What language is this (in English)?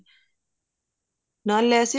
Punjabi